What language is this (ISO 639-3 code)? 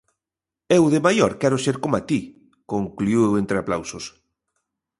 glg